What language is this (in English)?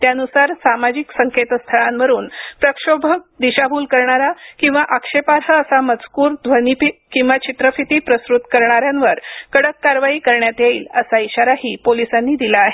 Marathi